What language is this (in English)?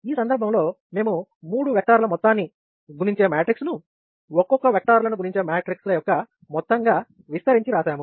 Telugu